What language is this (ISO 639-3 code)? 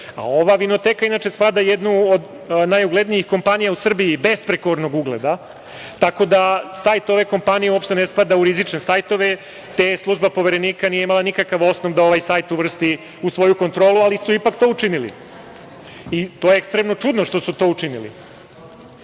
srp